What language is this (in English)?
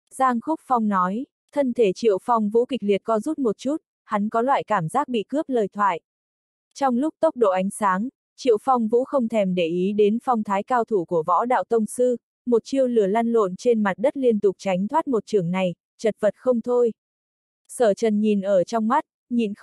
Vietnamese